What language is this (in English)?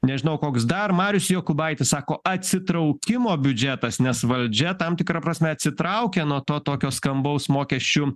Lithuanian